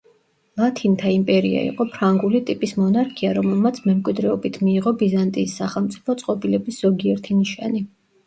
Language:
Georgian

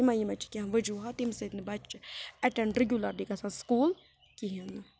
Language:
Kashmiri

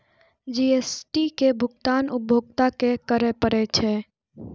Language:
Maithili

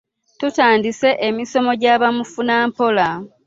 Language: Ganda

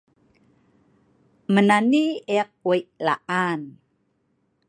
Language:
Sa'ban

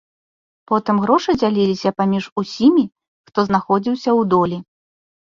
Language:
Belarusian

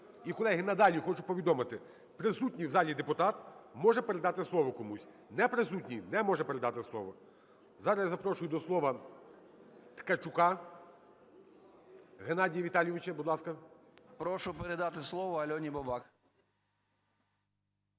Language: Ukrainian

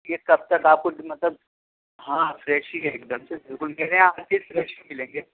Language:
Urdu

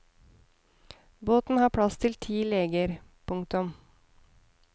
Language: Norwegian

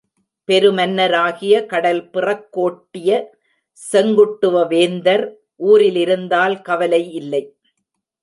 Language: Tamil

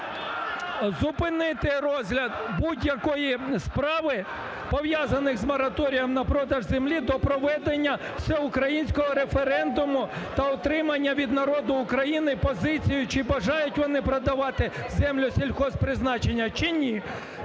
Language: Ukrainian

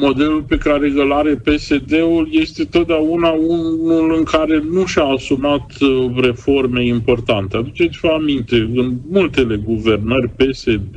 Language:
Romanian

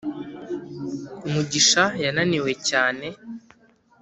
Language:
Kinyarwanda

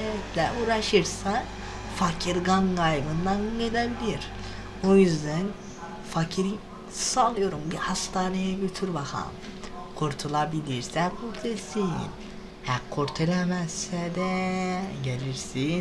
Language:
Turkish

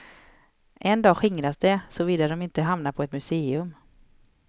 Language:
Swedish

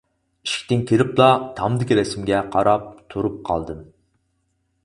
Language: Uyghur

